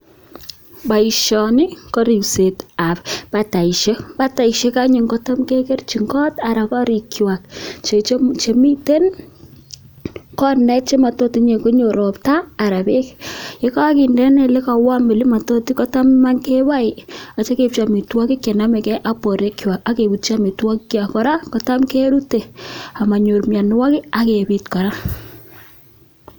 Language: Kalenjin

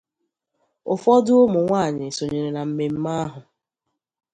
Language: Igbo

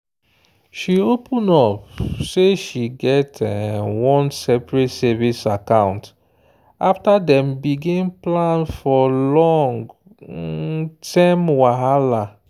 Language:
Nigerian Pidgin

